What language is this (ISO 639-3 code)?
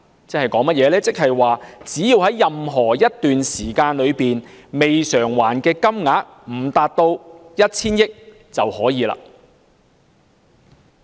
yue